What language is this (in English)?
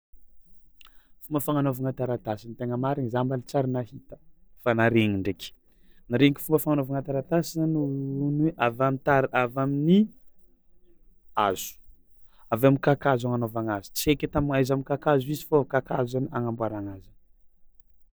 Tsimihety Malagasy